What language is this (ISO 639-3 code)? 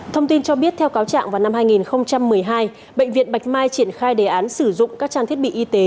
vie